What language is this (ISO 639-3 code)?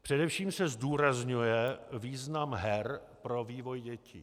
ces